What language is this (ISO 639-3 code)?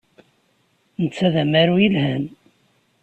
kab